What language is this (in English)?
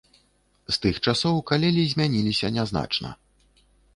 Belarusian